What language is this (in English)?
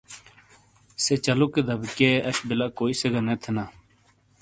Shina